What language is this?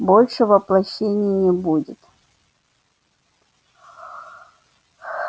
Russian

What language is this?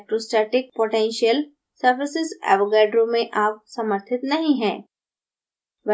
Hindi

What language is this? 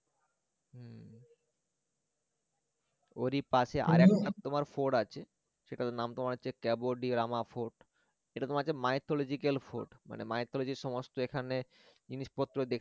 Bangla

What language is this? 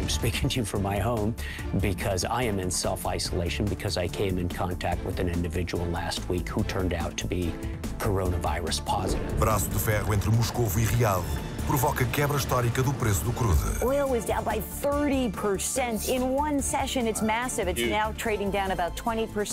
Portuguese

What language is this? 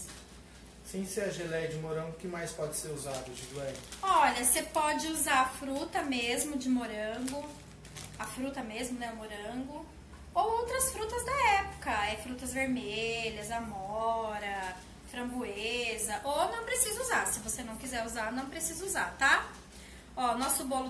Portuguese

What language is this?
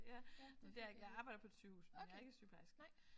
Danish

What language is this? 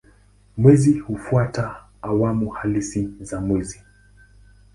Swahili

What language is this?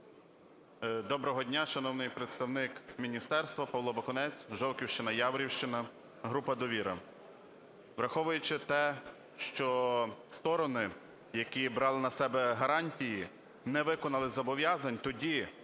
Ukrainian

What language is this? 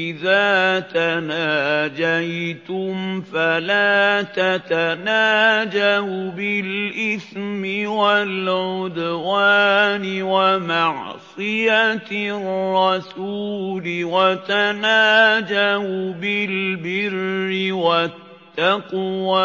Arabic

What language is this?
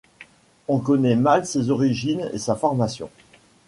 French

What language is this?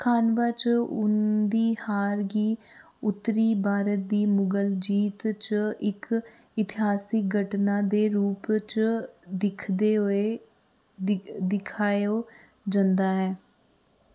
Dogri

